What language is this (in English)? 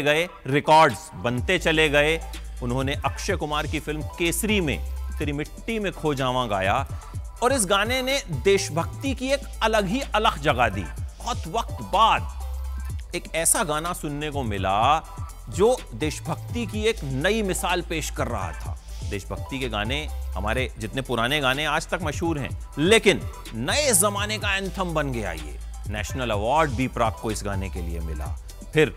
Hindi